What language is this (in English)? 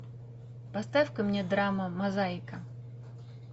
Russian